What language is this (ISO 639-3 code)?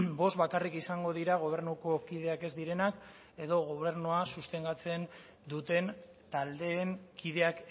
eus